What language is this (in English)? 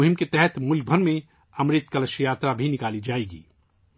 Urdu